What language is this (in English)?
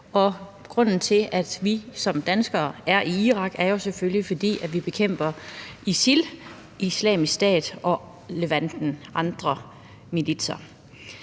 Danish